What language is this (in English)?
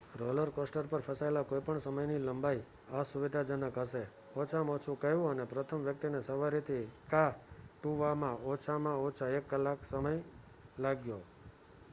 Gujarati